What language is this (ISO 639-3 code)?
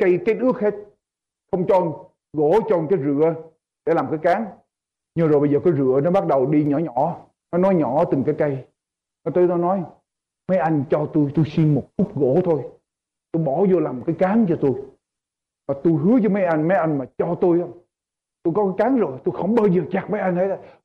vie